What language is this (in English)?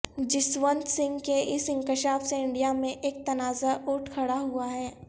Urdu